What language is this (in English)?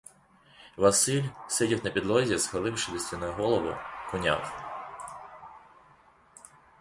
Ukrainian